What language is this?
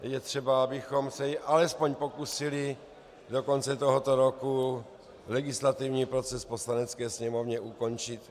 Czech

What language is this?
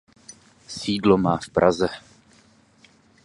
Czech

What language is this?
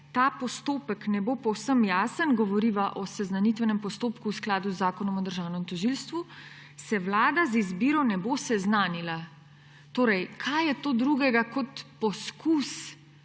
Slovenian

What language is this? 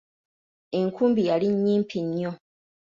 Ganda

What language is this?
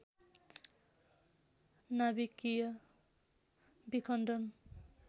Nepali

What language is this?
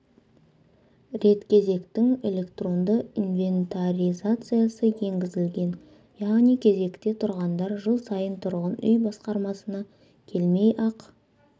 Kazakh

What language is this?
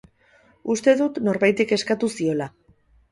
Basque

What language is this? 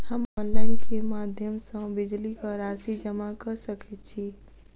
Maithili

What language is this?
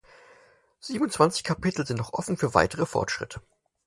German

